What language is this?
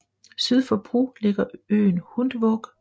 Danish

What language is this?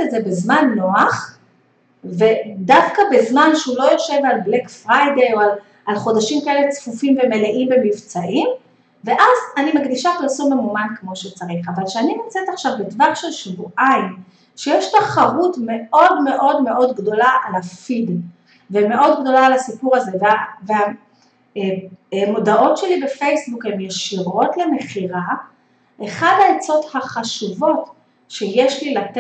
Hebrew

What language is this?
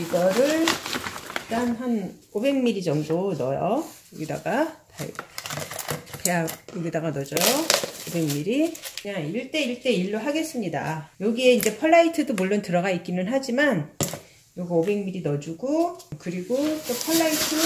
Korean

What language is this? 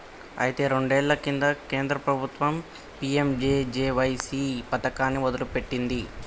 Telugu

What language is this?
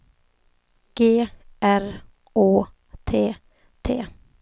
Swedish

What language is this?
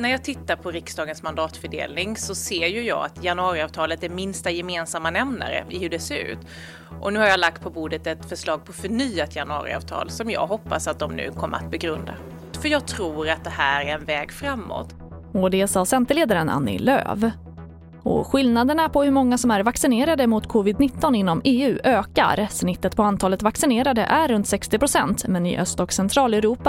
Swedish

